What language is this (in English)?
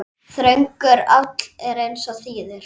Icelandic